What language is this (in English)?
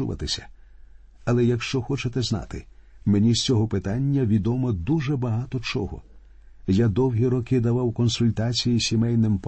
Ukrainian